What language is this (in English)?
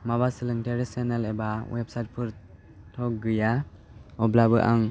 Bodo